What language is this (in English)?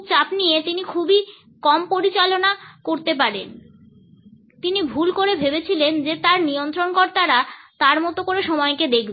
Bangla